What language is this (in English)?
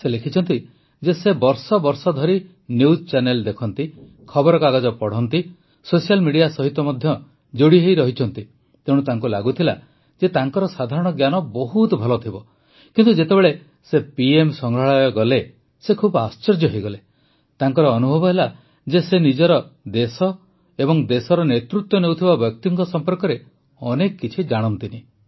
Odia